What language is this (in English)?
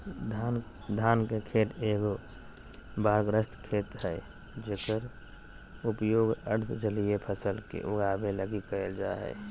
Magahi